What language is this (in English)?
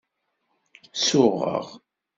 Kabyle